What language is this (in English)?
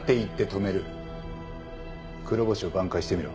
Japanese